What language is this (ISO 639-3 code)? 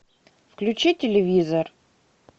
rus